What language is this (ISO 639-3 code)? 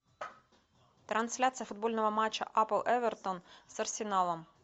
rus